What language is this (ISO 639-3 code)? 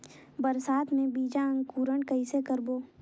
hne